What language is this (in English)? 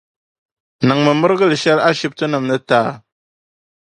Dagbani